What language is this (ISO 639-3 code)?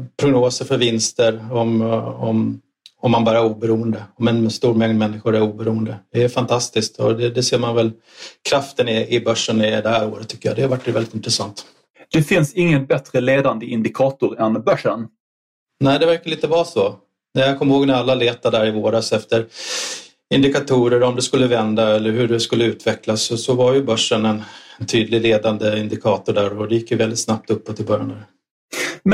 swe